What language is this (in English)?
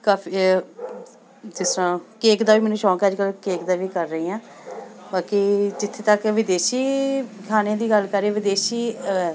Punjabi